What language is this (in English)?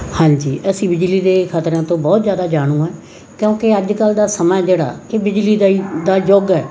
Punjabi